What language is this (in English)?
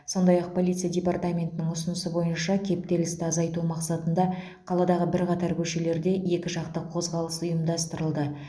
Kazakh